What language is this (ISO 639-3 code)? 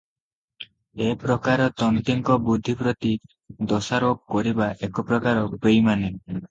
ori